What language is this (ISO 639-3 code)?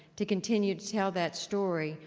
eng